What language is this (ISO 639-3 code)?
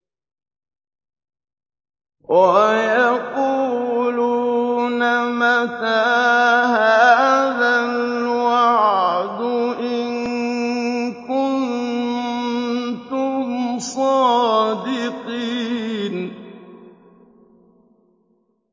ara